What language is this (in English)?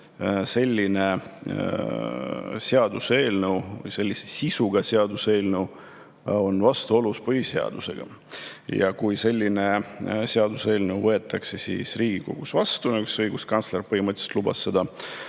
Estonian